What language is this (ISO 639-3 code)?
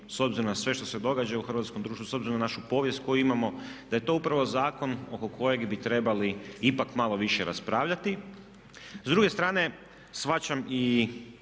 hrv